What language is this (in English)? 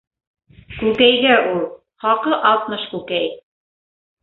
Bashkir